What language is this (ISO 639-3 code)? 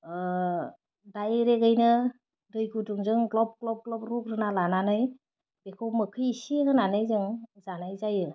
brx